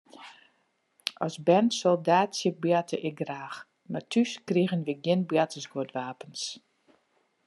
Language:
Western Frisian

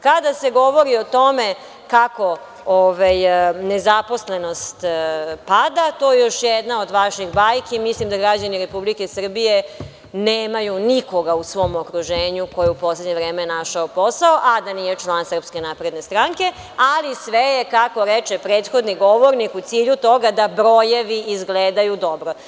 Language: Serbian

